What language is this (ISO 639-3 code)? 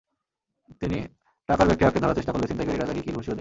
ben